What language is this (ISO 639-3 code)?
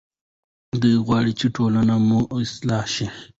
pus